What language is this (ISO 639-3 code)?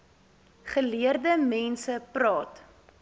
afr